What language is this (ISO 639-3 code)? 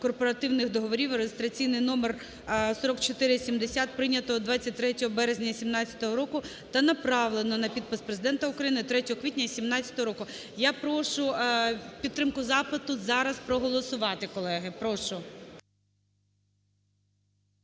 ukr